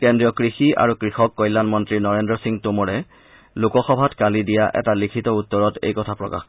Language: Assamese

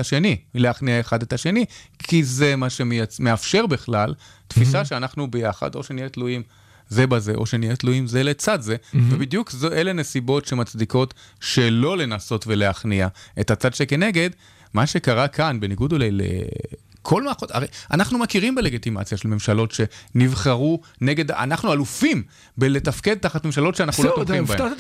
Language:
Hebrew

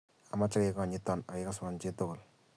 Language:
Kalenjin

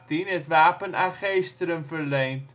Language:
Dutch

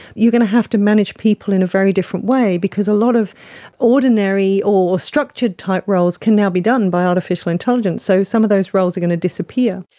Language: English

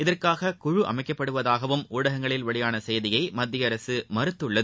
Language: Tamil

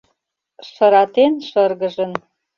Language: Mari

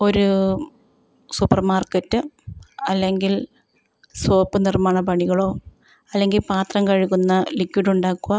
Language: Malayalam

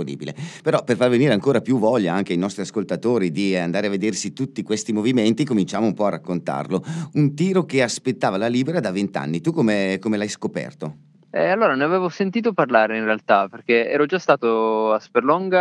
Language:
Italian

